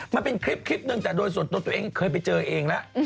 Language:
Thai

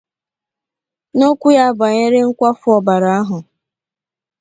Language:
Igbo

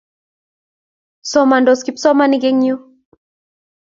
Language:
Kalenjin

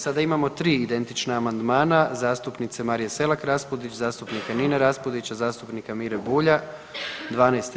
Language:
Croatian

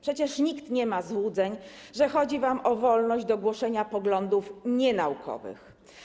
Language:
Polish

